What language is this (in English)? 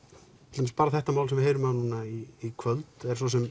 Icelandic